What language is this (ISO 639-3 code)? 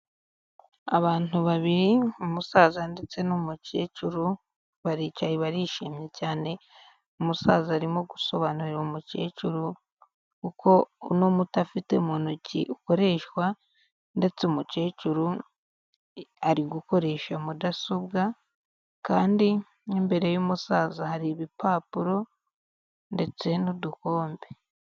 kin